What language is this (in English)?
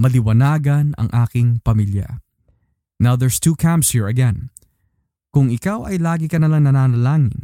Filipino